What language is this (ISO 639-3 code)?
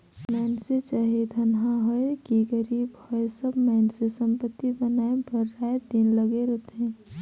hne